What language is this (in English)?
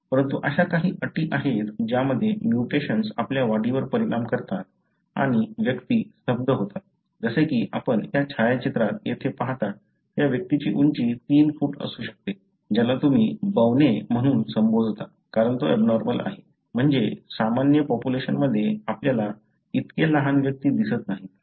Marathi